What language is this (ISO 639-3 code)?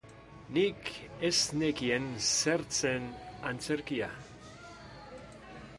eus